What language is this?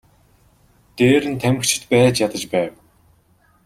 Mongolian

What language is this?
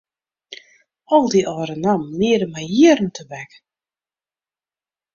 Western Frisian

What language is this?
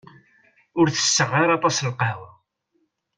Kabyle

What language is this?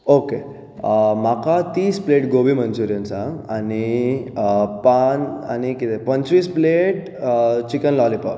Konkani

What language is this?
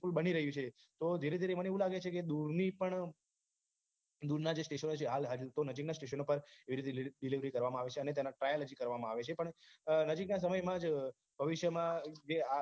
Gujarati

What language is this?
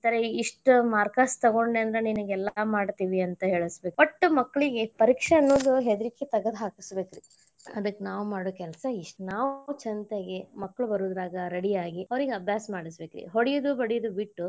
Kannada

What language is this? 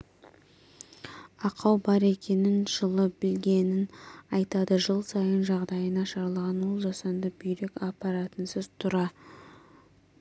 Kazakh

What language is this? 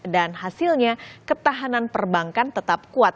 Indonesian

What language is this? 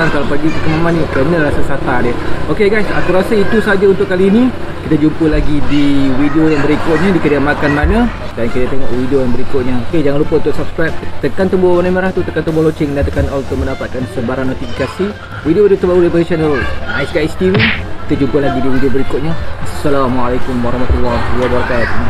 Malay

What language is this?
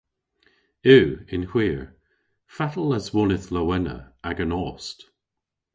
Cornish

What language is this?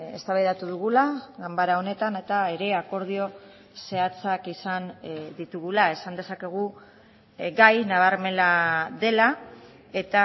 Basque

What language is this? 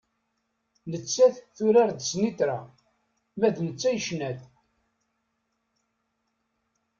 Kabyle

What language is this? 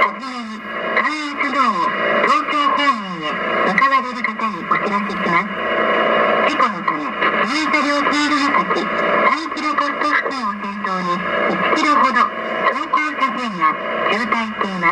Japanese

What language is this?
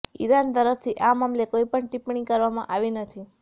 Gujarati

